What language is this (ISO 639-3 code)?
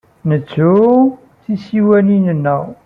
kab